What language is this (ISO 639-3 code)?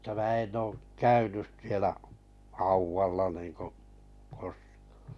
fin